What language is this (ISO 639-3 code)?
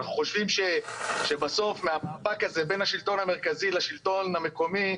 heb